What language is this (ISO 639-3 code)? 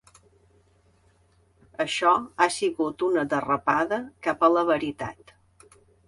cat